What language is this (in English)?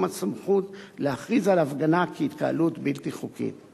Hebrew